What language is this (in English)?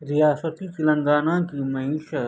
Urdu